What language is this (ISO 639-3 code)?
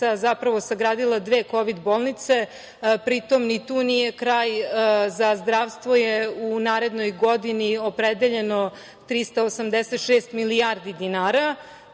srp